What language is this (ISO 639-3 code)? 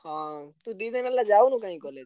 ori